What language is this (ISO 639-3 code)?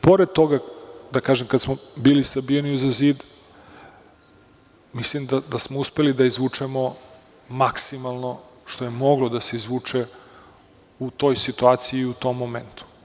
srp